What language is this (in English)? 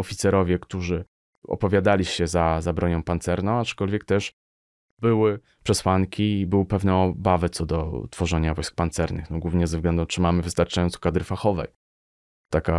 Polish